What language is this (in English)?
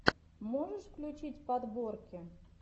Russian